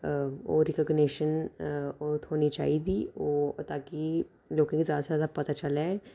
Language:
Dogri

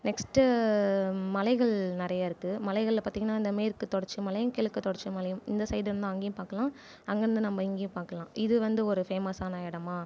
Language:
Tamil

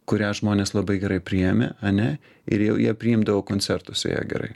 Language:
Lithuanian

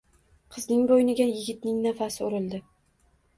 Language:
Uzbek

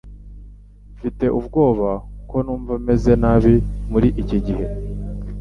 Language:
Kinyarwanda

